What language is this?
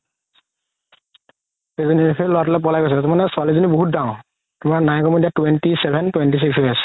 Assamese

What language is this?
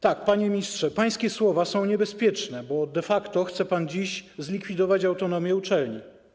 Polish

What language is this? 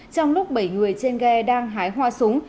Vietnamese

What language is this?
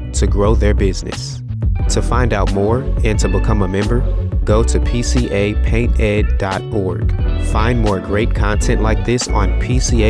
English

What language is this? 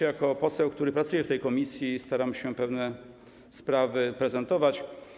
Polish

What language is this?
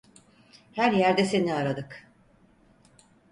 Turkish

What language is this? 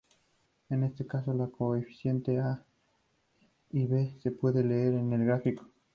Spanish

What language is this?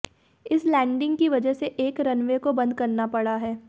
Hindi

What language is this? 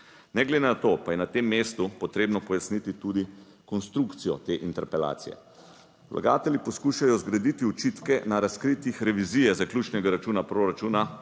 Slovenian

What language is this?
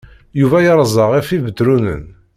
Kabyle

